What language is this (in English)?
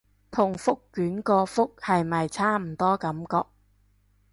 Cantonese